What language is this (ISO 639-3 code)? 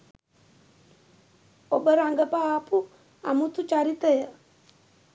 sin